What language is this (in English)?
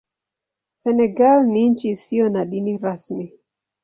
Swahili